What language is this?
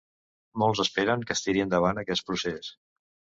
Catalan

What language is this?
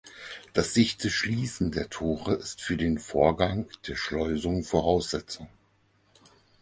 German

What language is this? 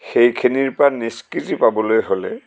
Assamese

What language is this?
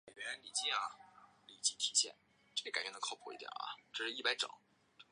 Chinese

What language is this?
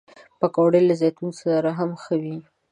Pashto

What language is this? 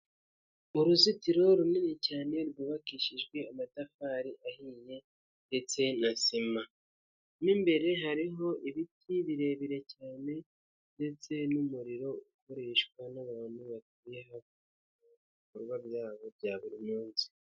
Kinyarwanda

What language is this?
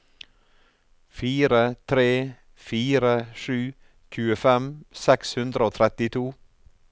Norwegian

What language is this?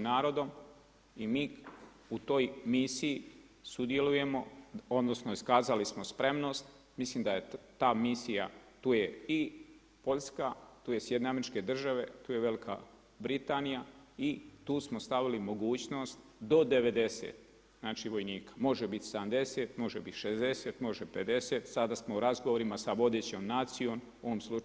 Croatian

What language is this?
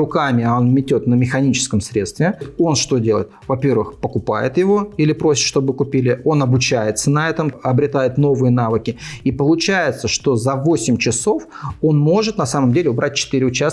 Russian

